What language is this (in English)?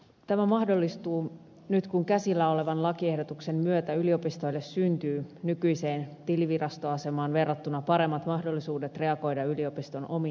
Finnish